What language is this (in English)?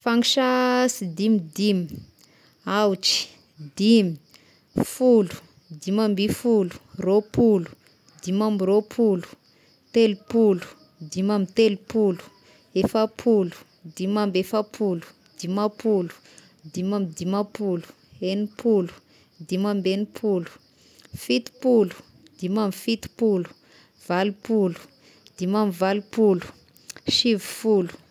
Tesaka Malagasy